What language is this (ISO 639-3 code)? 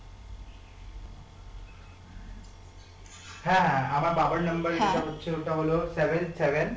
ben